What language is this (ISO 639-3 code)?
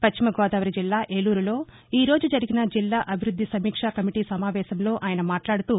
tel